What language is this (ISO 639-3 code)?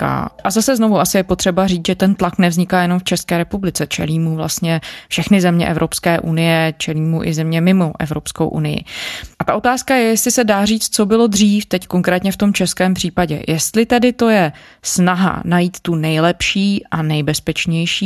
ces